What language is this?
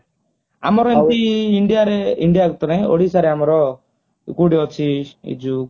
Odia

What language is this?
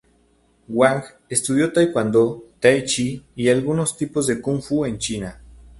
Spanish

